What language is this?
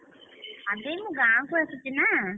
Odia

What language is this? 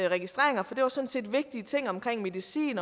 Danish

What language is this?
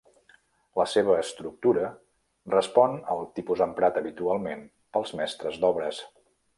Catalan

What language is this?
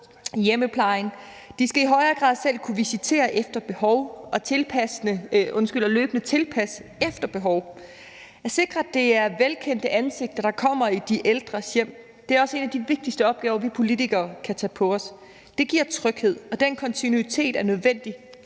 Danish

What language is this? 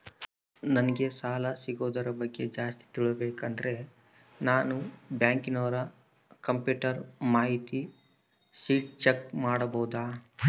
Kannada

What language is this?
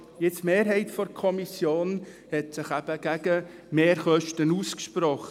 Swiss German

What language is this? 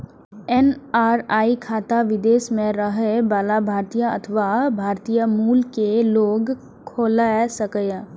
Maithili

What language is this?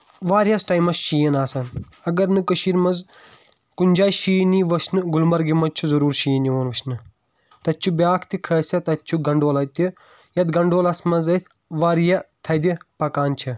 Kashmiri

